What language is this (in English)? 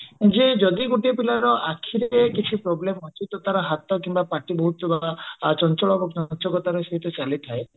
Odia